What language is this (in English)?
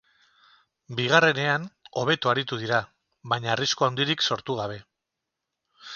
Basque